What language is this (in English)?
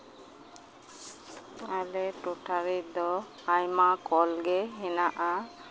Santali